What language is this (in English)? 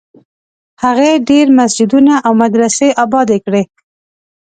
Pashto